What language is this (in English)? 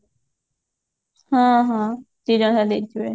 Odia